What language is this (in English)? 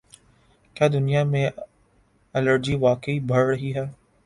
Urdu